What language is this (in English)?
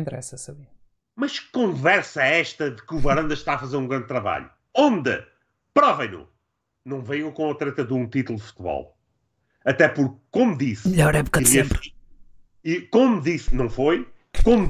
Portuguese